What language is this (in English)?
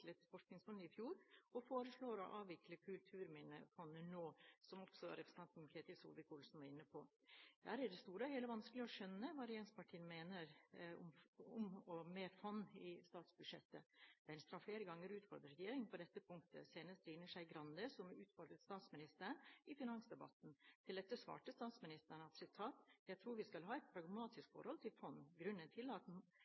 Norwegian Bokmål